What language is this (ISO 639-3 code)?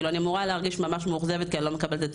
heb